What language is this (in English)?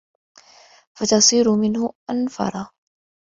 Arabic